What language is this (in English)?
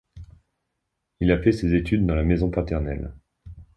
French